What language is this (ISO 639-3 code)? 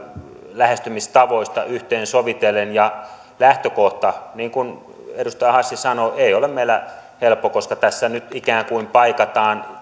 fin